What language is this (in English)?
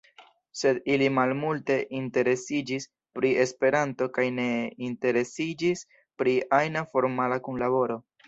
Esperanto